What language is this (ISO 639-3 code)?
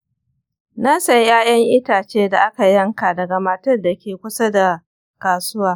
hau